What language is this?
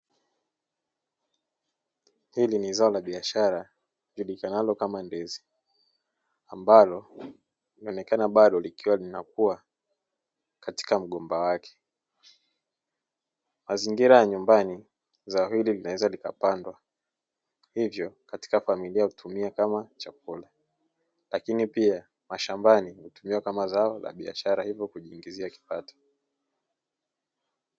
Swahili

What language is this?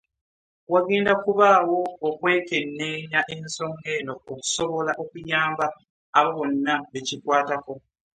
Ganda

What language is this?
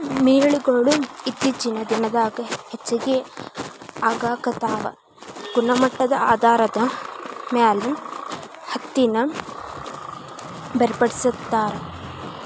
Kannada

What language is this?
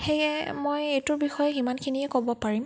Assamese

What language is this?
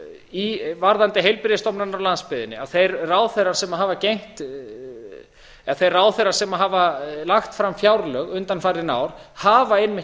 Icelandic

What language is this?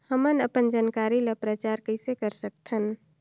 Chhattisgarhi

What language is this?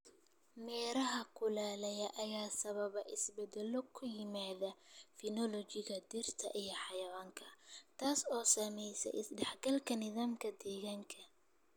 Somali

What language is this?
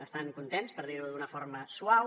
Catalan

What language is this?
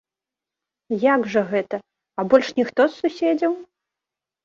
Belarusian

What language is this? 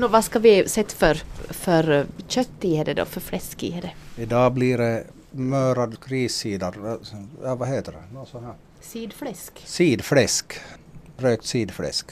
Swedish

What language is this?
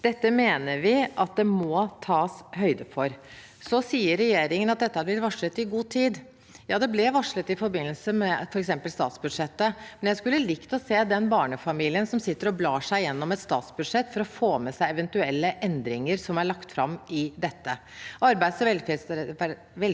Norwegian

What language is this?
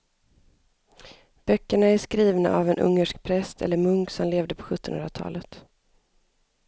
Swedish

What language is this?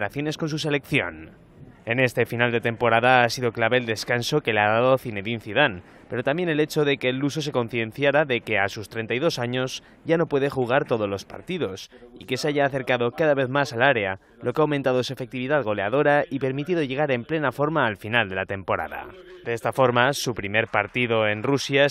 Spanish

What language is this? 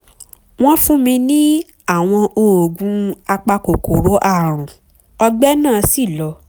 Yoruba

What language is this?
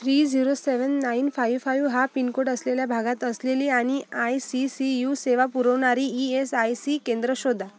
Marathi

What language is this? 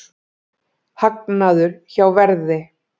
Icelandic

